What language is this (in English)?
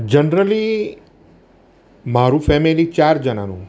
Gujarati